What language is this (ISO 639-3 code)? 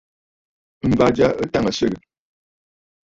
bfd